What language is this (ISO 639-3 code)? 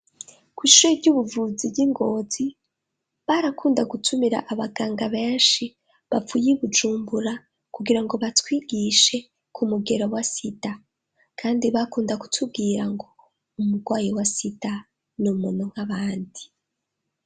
run